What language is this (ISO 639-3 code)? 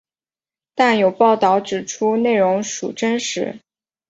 zho